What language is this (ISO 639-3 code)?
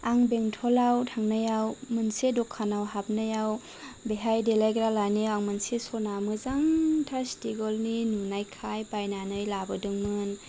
brx